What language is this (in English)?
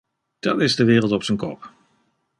Dutch